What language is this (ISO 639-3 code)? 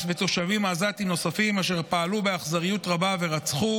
heb